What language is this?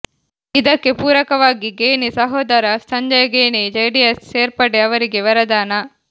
Kannada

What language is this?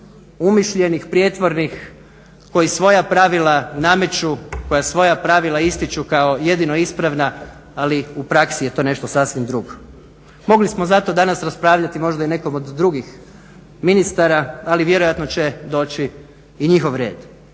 Croatian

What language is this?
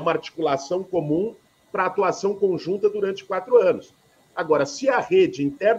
Portuguese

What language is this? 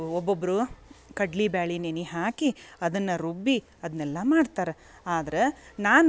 Kannada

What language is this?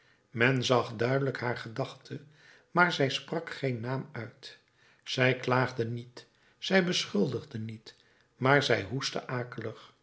Dutch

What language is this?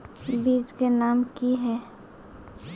Magahi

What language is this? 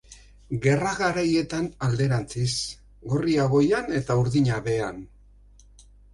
Basque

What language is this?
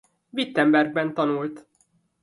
Hungarian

